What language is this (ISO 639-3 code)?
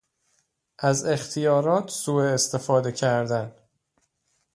fas